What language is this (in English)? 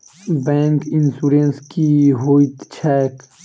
Maithili